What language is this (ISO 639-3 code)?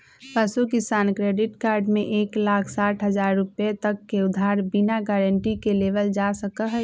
mag